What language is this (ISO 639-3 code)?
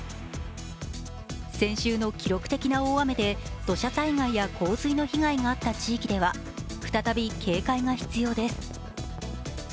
jpn